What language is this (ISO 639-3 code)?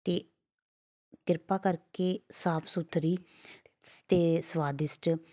pan